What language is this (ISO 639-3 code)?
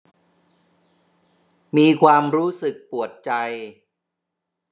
tha